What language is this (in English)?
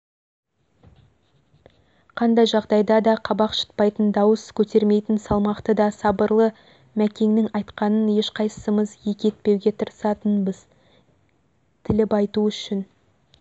Kazakh